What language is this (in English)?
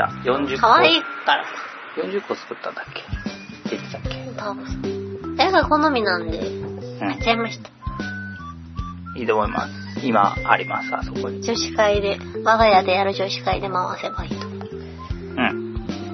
Japanese